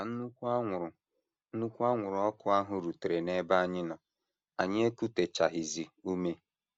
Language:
Igbo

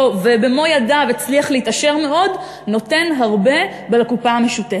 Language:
Hebrew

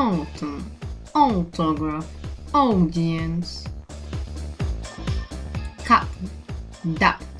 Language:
Russian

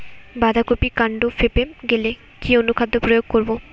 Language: Bangla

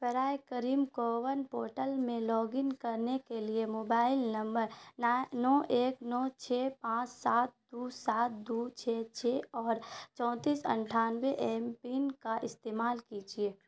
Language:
Urdu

